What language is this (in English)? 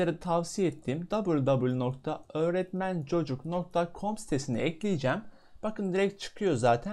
Turkish